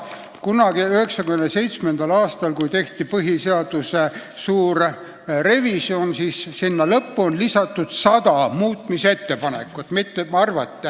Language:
Estonian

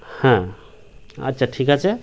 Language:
Bangla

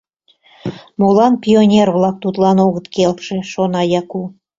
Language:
Mari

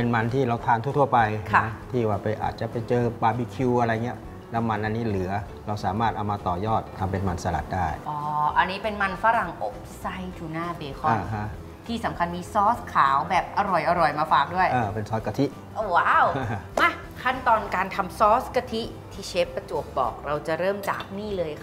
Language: Thai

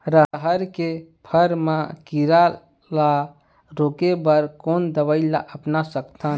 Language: Chhattisgarhi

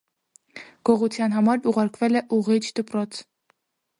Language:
Armenian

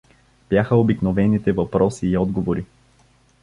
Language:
Bulgarian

